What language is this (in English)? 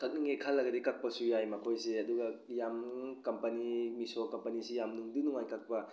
Manipuri